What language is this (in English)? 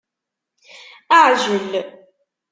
Kabyle